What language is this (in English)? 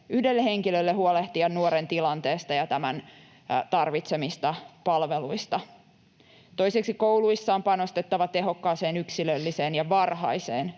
Finnish